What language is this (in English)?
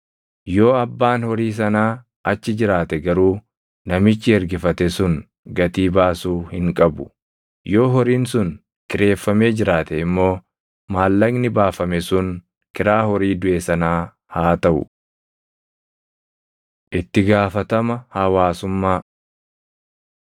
Oromo